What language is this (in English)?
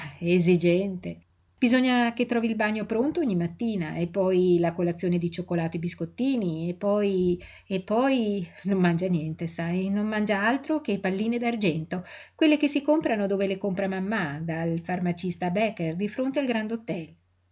Italian